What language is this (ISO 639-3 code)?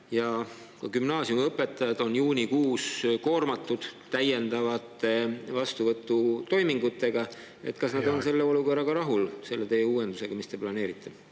est